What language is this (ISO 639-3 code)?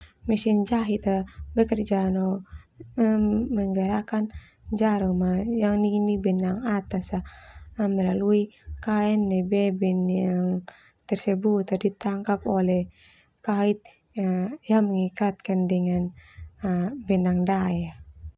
twu